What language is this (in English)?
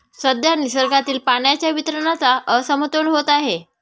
Marathi